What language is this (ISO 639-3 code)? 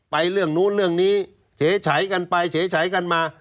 tha